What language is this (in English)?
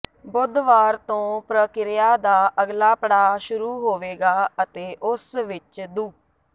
Punjabi